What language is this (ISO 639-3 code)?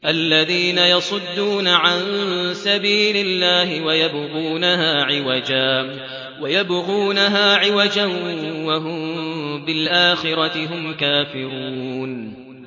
ara